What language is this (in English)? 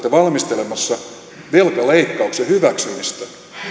Finnish